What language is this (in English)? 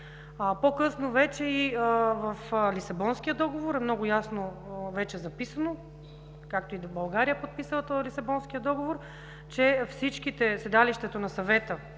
Bulgarian